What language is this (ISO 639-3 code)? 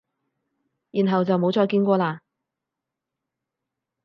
yue